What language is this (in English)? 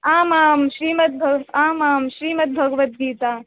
Sanskrit